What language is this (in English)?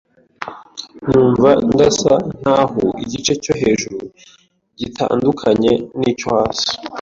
Kinyarwanda